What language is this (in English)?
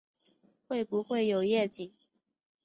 Chinese